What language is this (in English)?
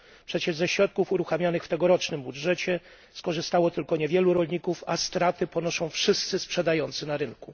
Polish